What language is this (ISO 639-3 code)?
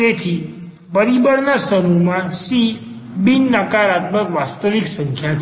guj